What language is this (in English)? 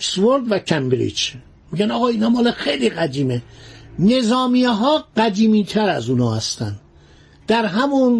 Persian